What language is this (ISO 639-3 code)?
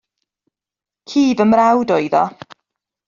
cym